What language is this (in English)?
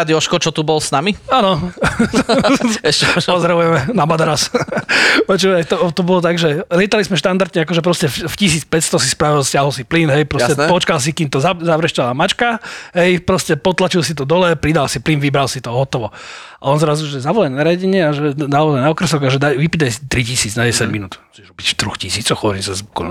Slovak